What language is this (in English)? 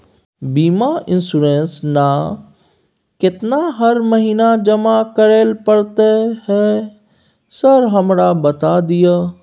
Maithili